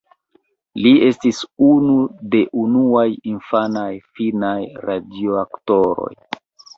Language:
Esperanto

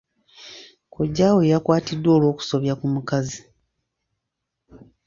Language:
Ganda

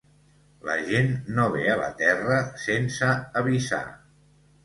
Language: Catalan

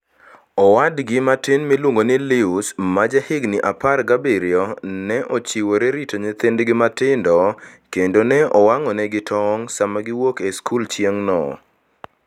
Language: Luo (Kenya and Tanzania)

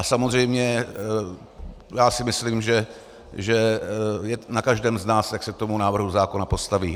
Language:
Czech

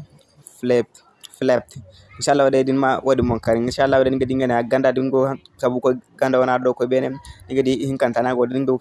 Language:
Indonesian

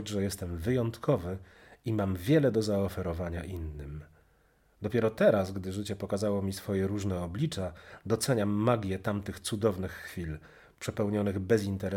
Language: Polish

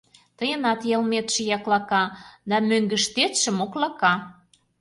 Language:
Mari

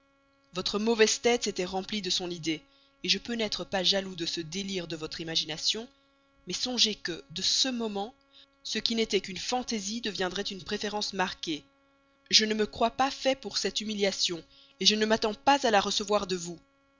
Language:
French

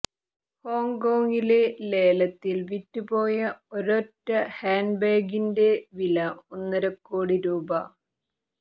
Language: Malayalam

